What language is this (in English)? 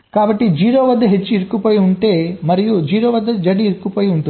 Telugu